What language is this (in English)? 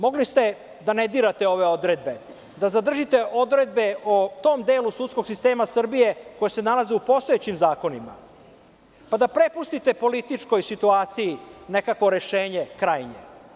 Serbian